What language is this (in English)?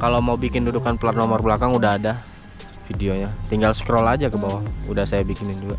Indonesian